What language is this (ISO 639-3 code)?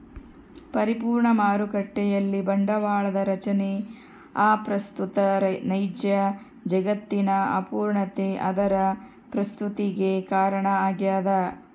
kan